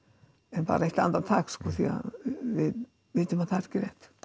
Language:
Icelandic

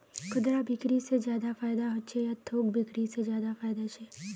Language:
Magahi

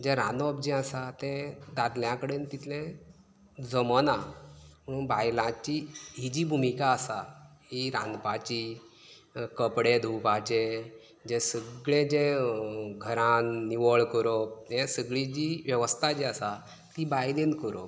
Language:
Konkani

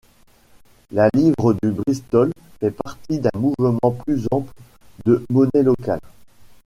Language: French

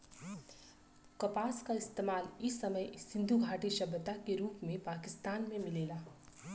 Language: Bhojpuri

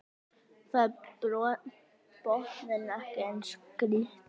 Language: Icelandic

